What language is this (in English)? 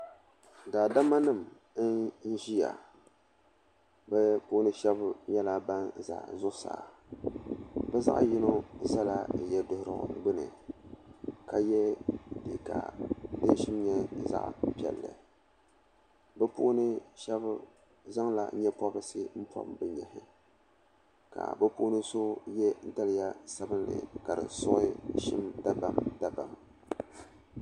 Dagbani